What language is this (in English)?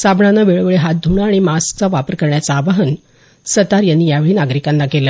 Marathi